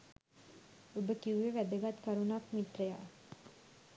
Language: Sinhala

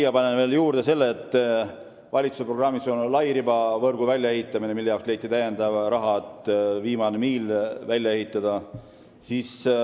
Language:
Estonian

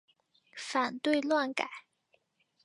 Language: Chinese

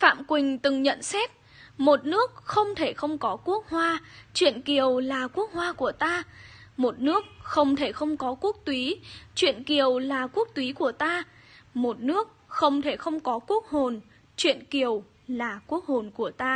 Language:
Vietnamese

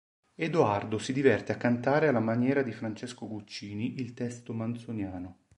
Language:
Italian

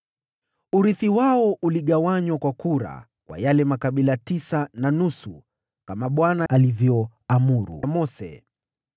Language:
Swahili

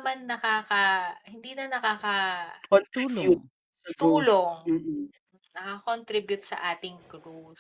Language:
Filipino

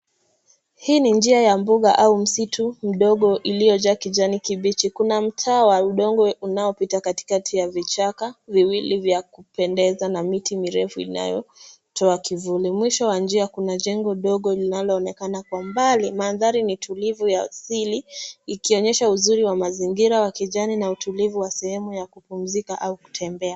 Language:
Swahili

